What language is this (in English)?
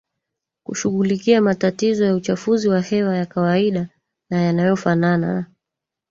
Swahili